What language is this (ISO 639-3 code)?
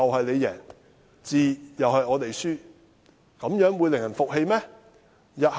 yue